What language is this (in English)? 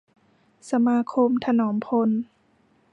Thai